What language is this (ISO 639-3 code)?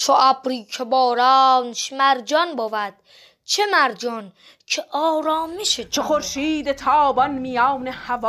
fas